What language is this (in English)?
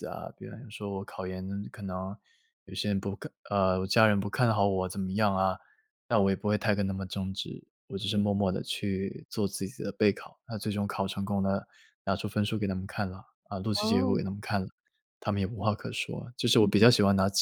Chinese